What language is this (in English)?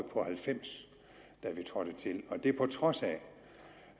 Danish